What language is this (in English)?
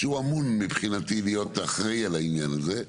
Hebrew